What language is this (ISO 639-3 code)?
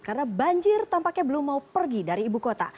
ind